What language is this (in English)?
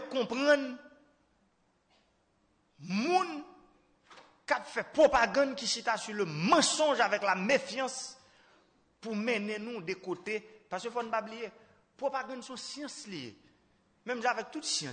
French